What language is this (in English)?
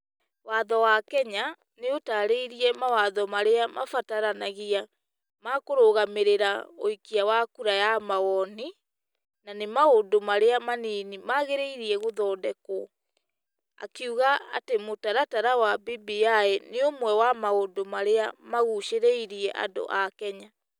Kikuyu